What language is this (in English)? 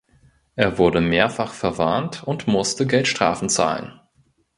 German